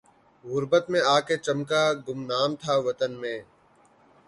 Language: Urdu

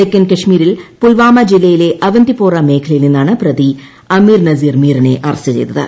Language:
Malayalam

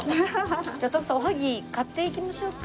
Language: Japanese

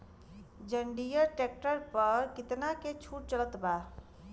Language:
Bhojpuri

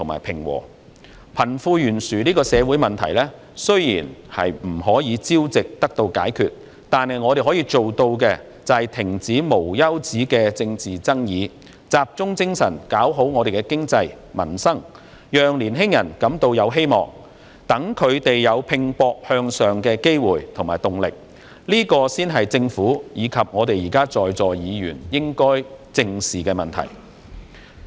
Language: Cantonese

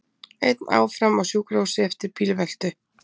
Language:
Icelandic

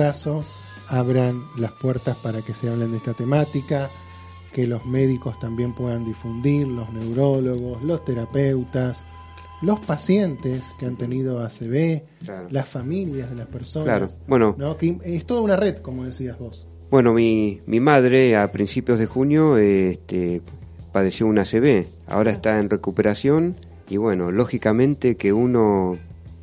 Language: Spanish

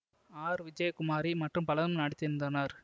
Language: Tamil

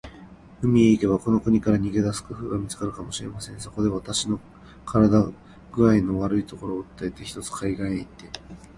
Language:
Japanese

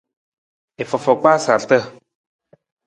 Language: Nawdm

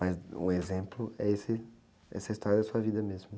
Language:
Portuguese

